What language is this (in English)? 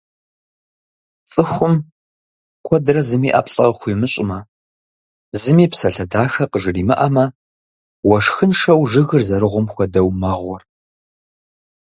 Kabardian